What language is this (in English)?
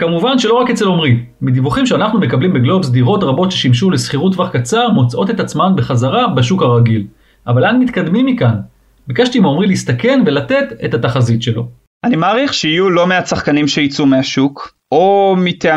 Hebrew